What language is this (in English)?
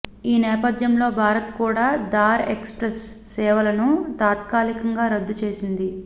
Telugu